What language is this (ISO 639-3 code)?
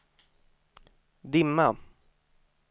swe